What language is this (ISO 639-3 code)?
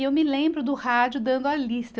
por